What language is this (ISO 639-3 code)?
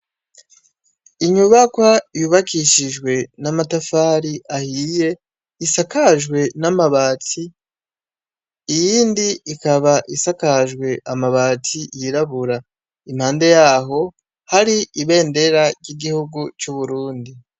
run